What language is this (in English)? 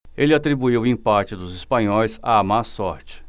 Portuguese